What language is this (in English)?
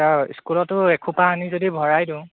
Assamese